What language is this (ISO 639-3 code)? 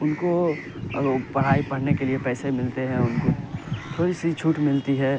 urd